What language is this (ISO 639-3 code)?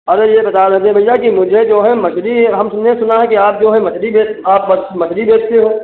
hin